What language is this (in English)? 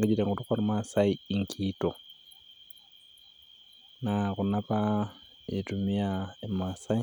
Masai